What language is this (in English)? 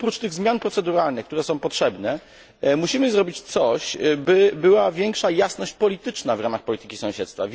Polish